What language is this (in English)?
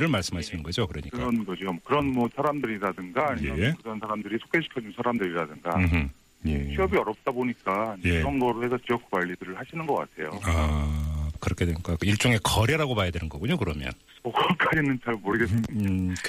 Korean